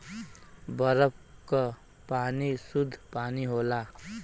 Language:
Bhojpuri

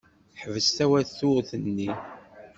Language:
Kabyle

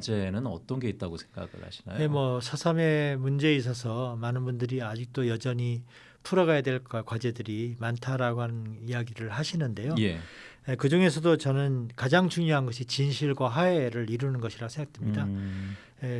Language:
Korean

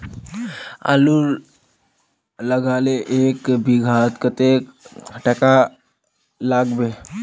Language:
Magahi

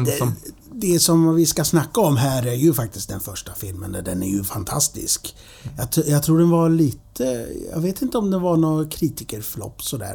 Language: Swedish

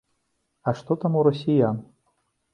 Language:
Belarusian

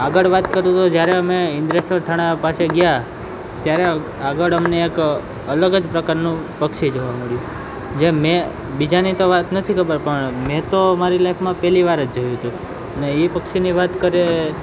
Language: Gujarati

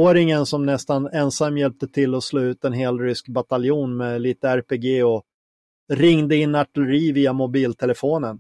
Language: Swedish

